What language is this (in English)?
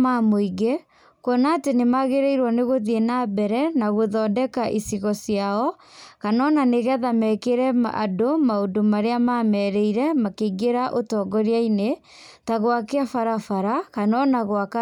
Kikuyu